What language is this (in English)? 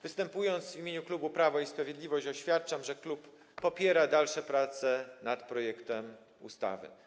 Polish